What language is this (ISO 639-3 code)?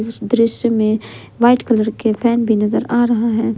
hin